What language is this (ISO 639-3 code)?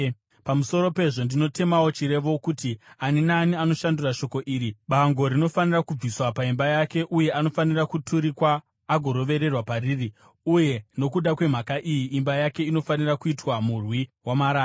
sna